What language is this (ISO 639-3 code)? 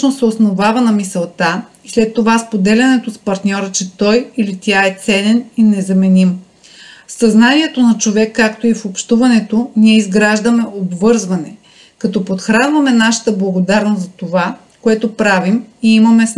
bul